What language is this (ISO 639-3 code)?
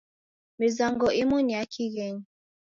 dav